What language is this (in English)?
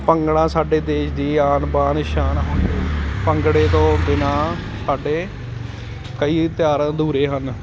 Punjabi